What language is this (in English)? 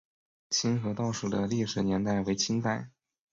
Chinese